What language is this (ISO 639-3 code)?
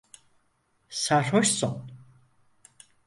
tur